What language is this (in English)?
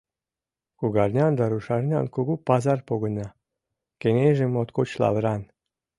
Mari